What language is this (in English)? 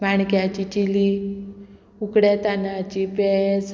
Konkani